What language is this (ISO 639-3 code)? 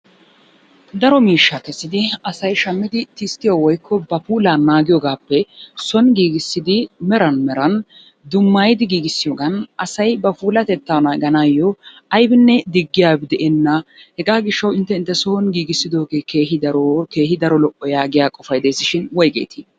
wal